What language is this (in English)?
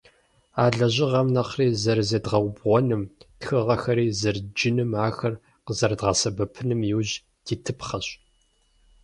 Kabardian